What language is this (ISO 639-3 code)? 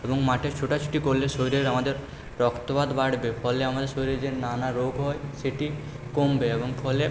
ben